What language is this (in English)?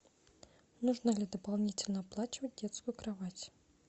Russian